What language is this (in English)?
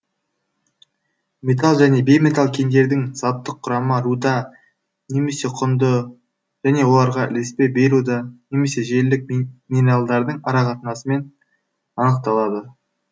Kazakh